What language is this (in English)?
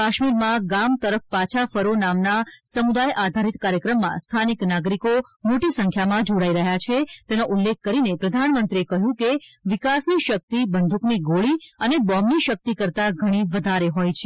Gujarati